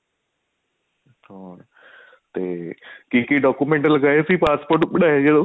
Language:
Punjabi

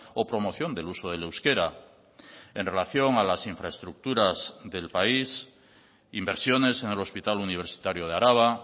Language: Spanish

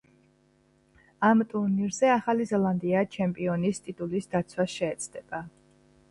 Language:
Georgian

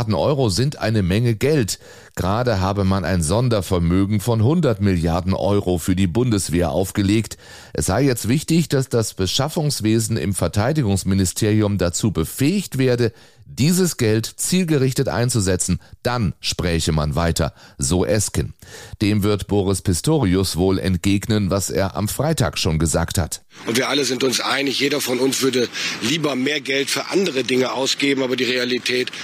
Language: German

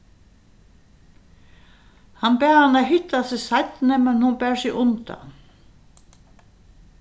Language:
Faroese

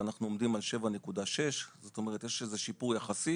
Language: Hebrew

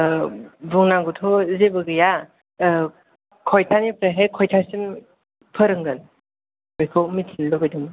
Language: Bodo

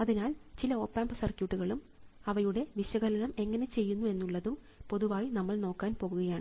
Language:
Malayalam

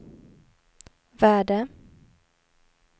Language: Swedish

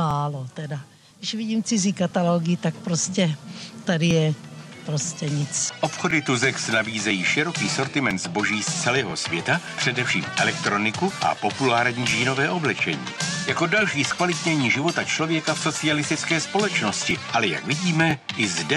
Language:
Czech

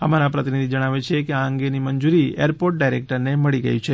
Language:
Gujarati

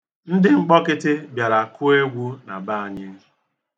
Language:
Igbo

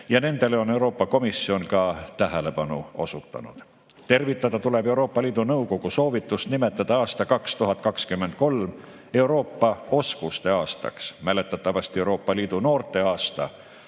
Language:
Estonian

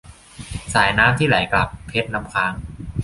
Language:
Thai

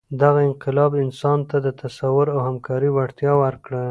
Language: Pashto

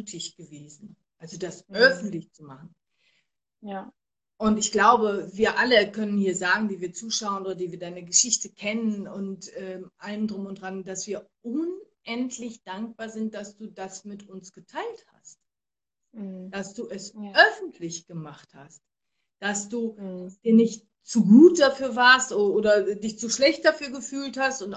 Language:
German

